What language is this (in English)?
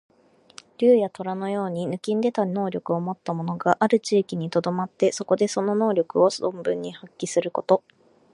Japanese